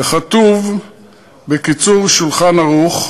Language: Hebrew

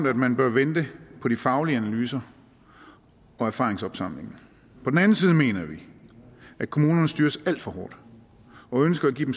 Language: Danish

